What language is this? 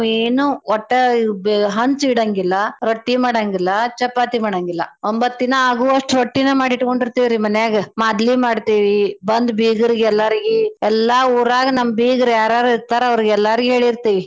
Kannada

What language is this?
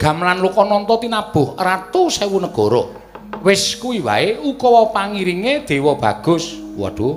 Indonesian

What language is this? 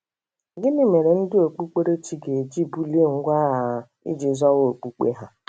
Igbo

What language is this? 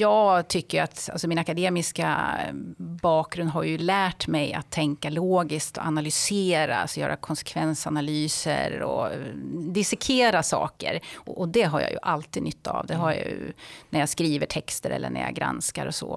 Swedish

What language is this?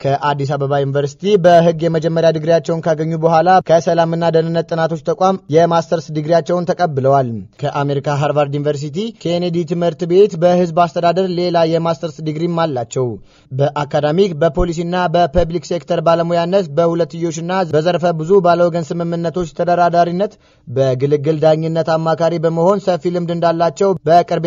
Arabic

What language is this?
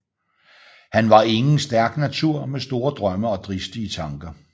Danish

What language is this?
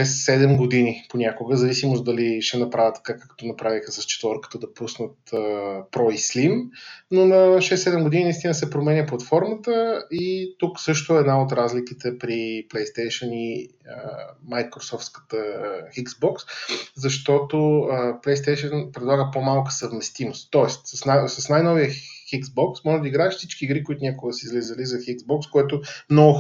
Bulgarian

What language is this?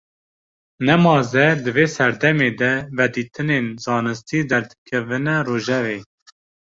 Kurdish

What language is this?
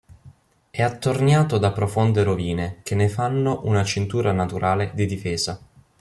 Italian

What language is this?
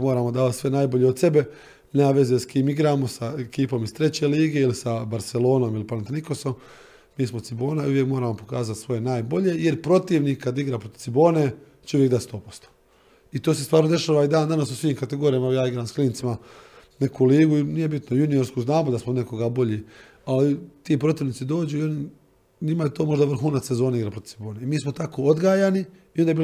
Croatian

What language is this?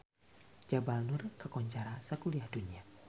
Sundanese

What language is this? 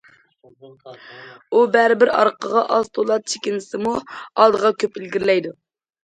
Uyghur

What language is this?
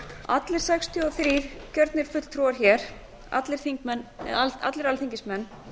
Icelandic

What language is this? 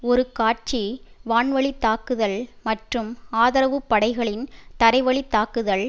Tamil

